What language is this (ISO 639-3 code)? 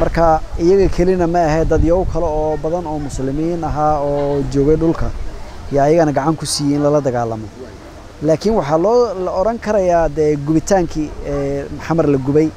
ara